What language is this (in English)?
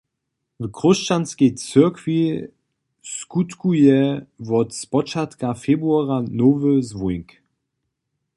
Upper Sorbian